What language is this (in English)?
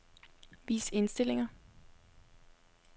Danish